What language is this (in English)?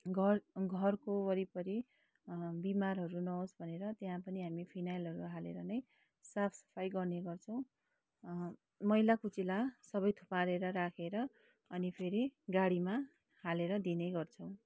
Nepali